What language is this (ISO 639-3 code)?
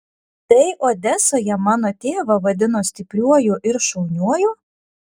lit